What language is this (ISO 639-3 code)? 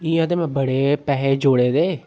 doi